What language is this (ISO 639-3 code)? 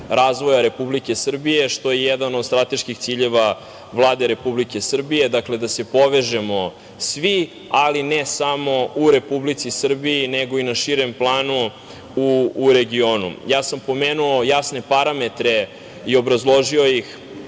srp